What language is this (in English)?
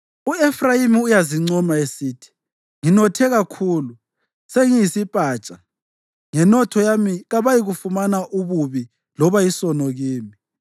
North Ndebele